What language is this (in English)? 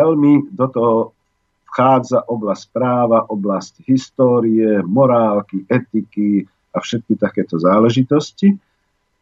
Slovak